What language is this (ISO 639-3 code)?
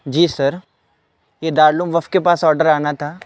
urd